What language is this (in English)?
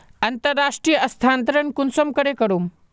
Magahi